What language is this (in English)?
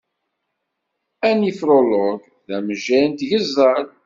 Kabyle